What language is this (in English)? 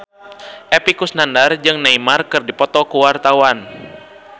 Sundanese